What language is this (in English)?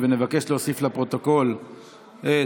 Hebrew